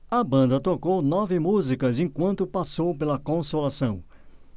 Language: Portuguese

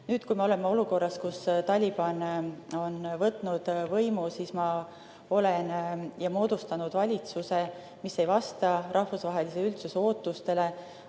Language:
Estonian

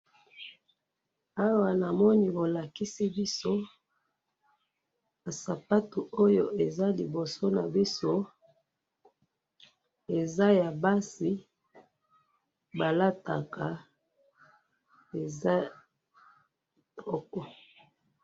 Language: Lingala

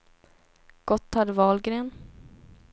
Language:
Swedish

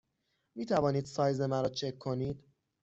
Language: Persian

